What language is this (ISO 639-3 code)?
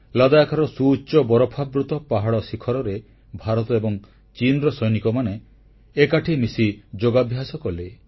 ori